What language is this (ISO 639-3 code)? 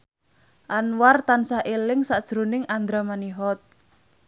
jav